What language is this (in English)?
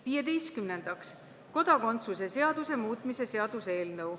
Estonian